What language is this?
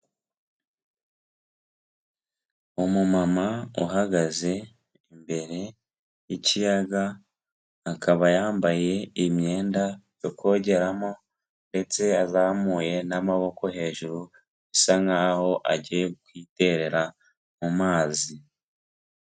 Kinyarwanda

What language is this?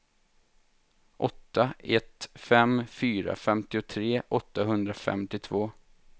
Swedish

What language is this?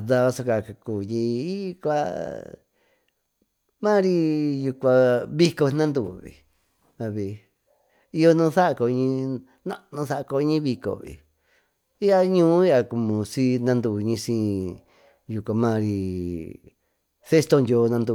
Tututepec Mixtec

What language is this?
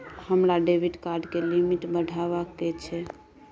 Maithili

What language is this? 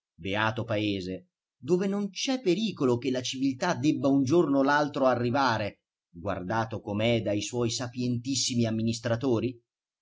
Italian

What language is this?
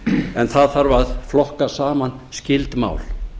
Icelandic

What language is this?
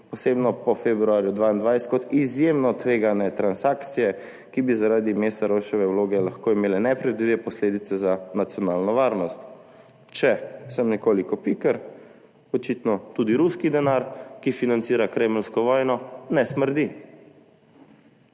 Slovenian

